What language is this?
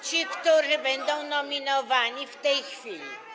Polish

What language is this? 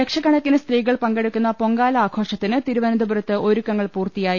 Malayalam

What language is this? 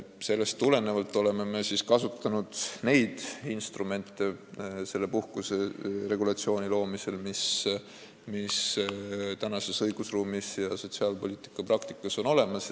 Estonian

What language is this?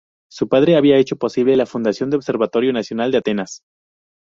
Spanish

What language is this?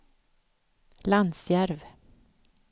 Swedish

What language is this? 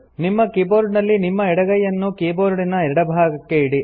Kannada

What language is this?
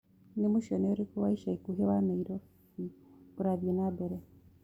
Kikuyu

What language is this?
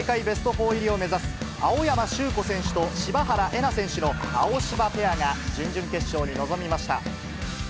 Japanese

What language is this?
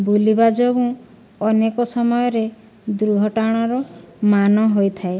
Odia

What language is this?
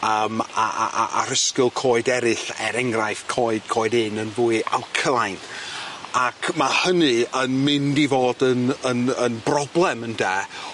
Welsh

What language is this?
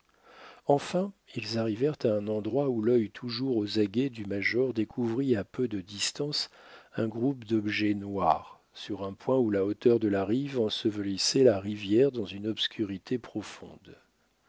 French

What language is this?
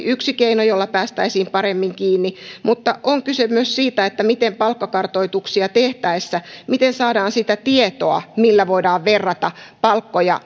Finnish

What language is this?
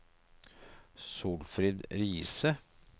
Norwegian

